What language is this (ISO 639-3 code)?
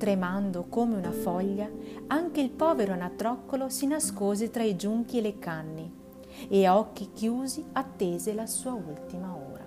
ita